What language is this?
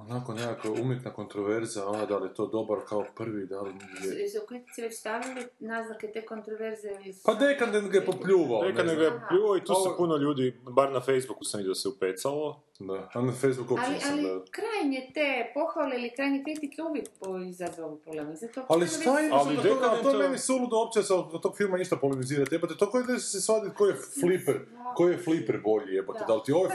Croatian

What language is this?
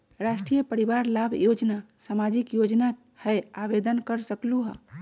Magahi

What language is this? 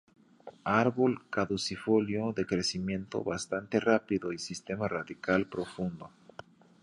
Spanish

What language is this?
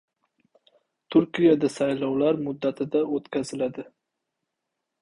Uzbek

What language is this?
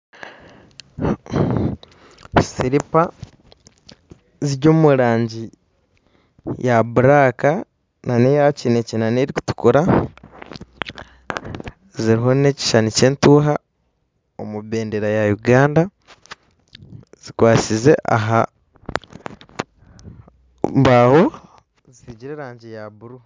Nyankole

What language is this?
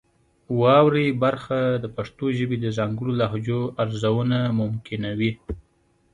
Pashto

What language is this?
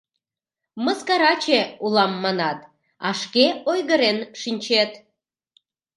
Mari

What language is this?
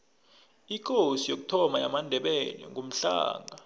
South Ndebele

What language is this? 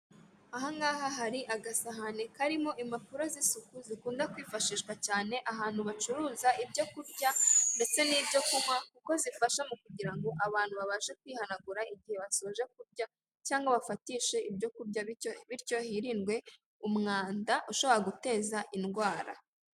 Kinyarwanda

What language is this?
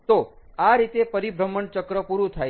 Gujarati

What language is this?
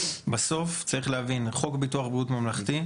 Hebrew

